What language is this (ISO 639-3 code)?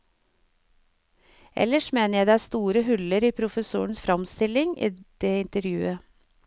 nor